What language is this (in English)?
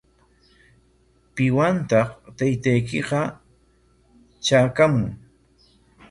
Corongo Ancash Quechua